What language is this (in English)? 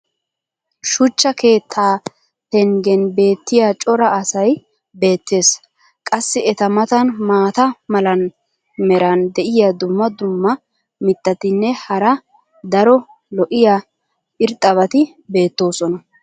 Wolaytta